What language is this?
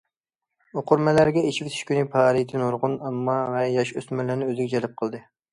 Uyghur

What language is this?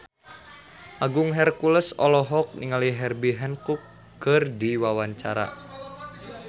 Sundanese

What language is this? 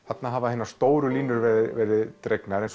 Icelandic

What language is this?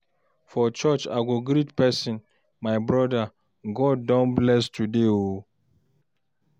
Nigerian Pidgin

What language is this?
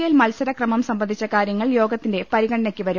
Malayalam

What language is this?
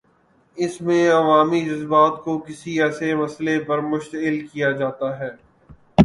Urdu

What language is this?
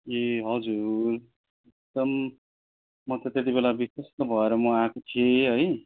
Nepali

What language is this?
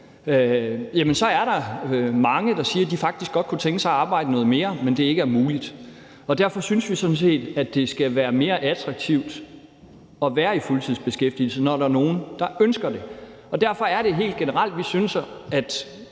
Danish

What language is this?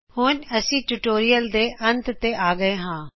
Punjabi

